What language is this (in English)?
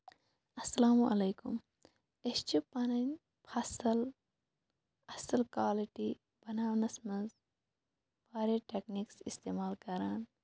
Kashmiri